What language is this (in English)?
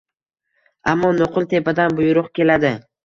Uzbek